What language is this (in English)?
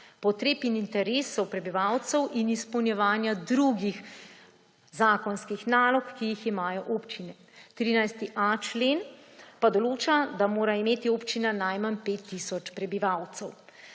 Slovenian